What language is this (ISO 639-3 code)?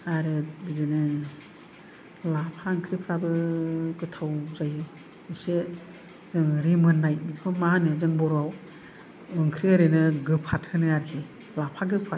brx